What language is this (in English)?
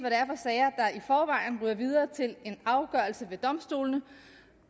Danish